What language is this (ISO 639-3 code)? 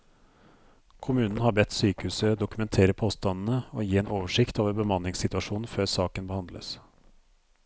nor